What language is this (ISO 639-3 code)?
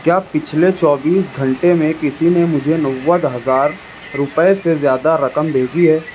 urd